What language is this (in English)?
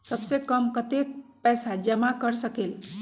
Magahi